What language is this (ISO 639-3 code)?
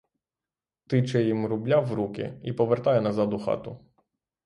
ukr